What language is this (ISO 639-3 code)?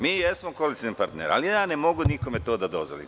srp